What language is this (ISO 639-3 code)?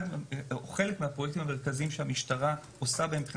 heb